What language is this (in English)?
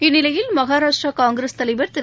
Tamil